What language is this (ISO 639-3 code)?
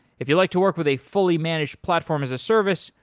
eng